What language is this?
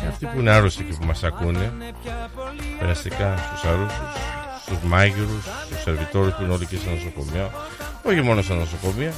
Greek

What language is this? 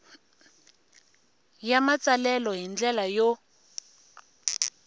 Tsonga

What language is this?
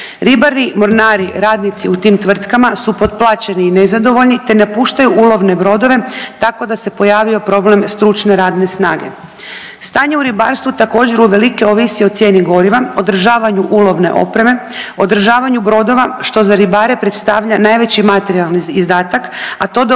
Croatian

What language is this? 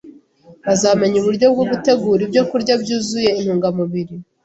Kinyarwanda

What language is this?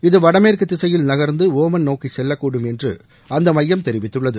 Tamil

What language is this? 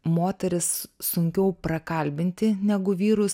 Lithuanian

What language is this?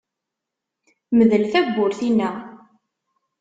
Kabyle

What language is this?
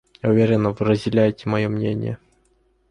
Russian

